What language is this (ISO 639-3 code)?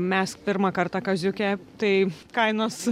lit